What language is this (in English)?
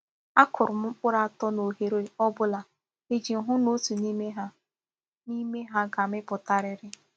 Igbo